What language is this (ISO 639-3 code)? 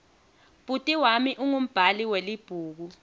ssw